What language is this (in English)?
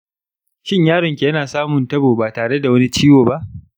Hausa